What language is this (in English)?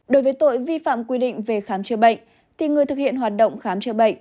Vietnamese